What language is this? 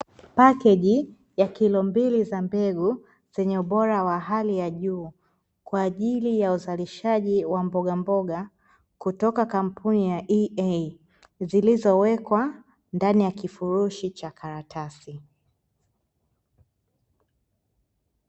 Swahili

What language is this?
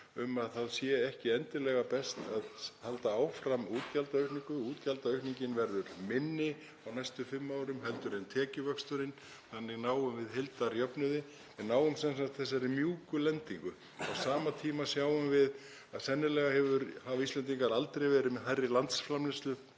Icelandic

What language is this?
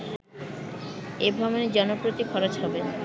Bangla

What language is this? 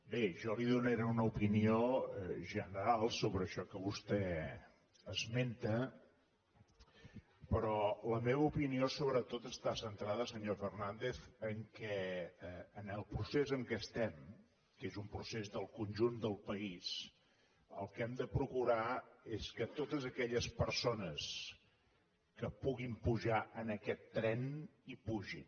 Catalan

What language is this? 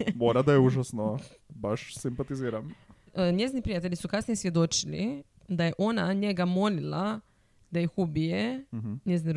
Croatian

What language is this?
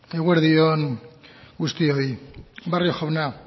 Basque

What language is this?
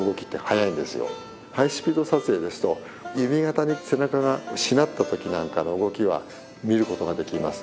Japanese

